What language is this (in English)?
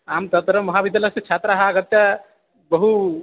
Sanskrit